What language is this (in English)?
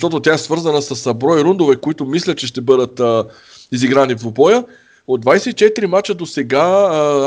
Bulgarian